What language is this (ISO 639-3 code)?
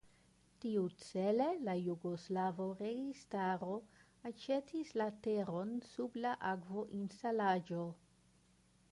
epo